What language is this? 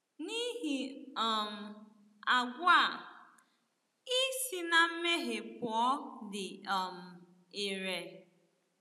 Igbo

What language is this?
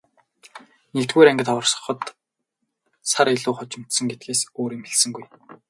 Mongolian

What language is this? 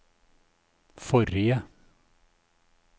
Norwegian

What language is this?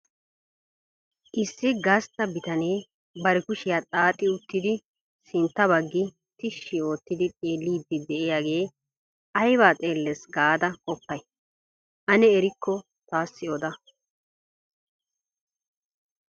Wolaytta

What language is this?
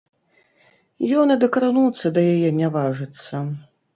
Belarusian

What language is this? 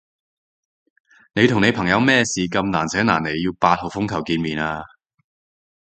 Cantonese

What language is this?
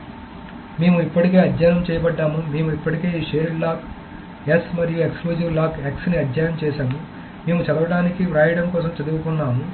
Telugu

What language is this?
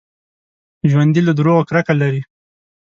Pashto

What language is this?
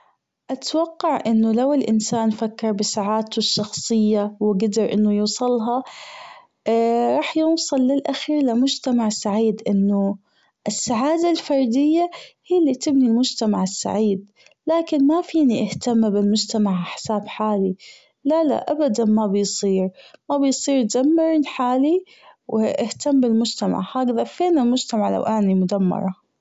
Gulf Arabic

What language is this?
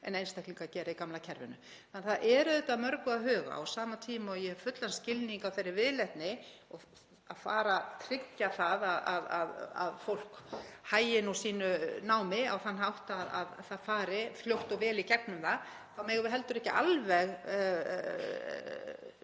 Icelandic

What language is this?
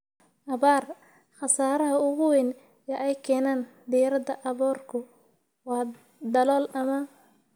Somali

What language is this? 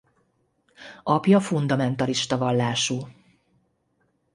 Hungarian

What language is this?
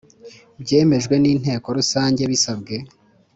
Kinyarwanda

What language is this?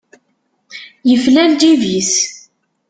Kabyle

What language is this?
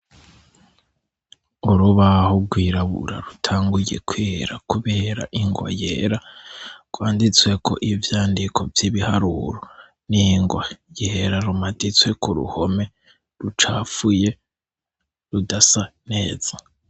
Rundi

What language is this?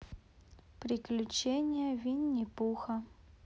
Russian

